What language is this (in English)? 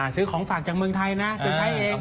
Thai